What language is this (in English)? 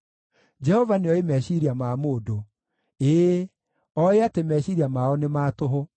Kikuyu